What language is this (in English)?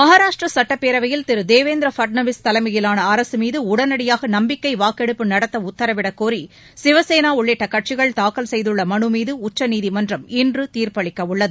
Tamil